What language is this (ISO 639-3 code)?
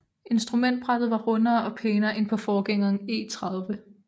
dan